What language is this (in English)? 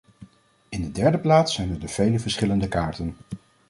Dutch